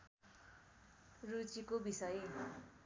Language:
Nepali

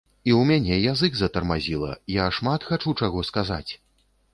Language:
Belarusian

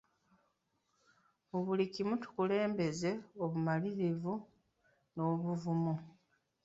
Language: Ganda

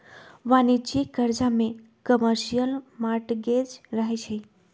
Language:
Magahi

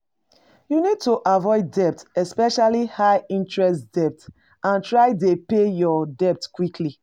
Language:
Nigerian Pidgin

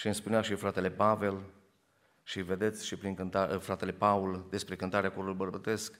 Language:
Romanian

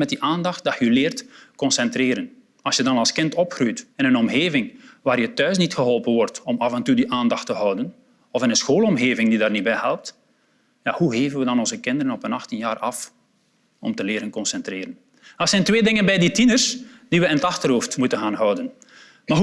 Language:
Dutch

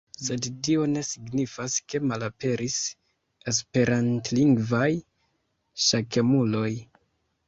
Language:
Esperanto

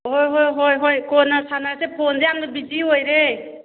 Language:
Manipuri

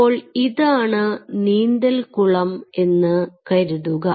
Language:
Malayalam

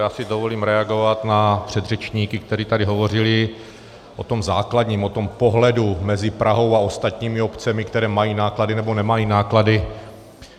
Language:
Czech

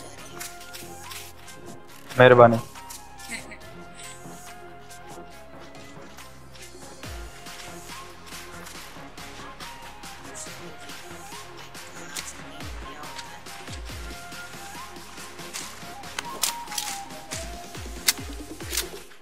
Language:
Hindi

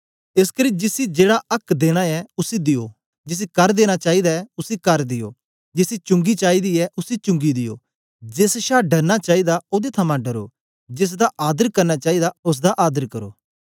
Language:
Dogri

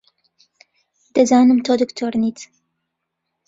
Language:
Central Kurdish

